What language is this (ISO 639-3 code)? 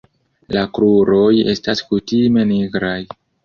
epo